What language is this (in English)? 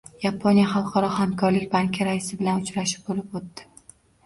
Uzbek